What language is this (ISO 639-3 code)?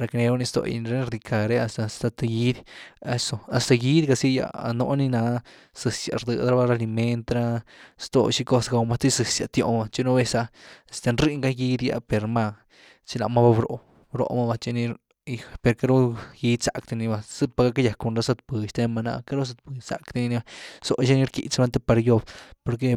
ztu